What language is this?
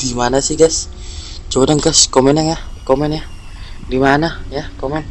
Indonesian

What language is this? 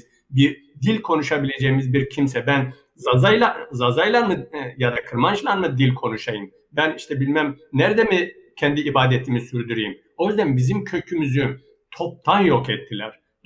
Turkish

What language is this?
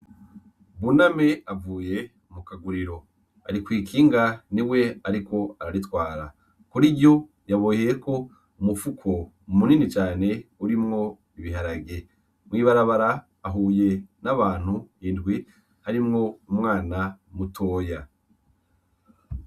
Rundi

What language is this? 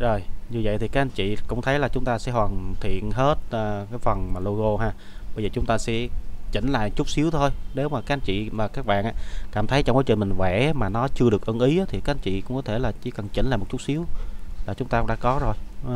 Vietnamese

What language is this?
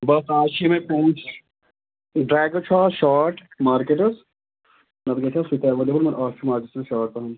Kashmiri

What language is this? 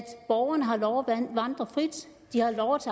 Danish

